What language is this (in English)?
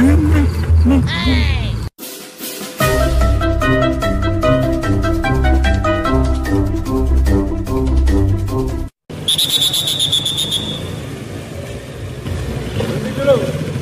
Indonesian